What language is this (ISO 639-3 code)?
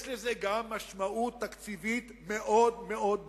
heb